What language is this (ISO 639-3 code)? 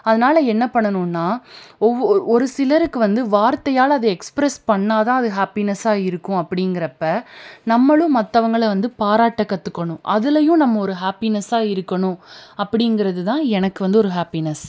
tam